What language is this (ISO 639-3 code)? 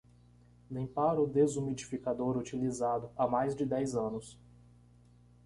por